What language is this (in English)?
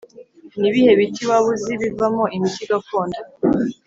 Kinyarwanda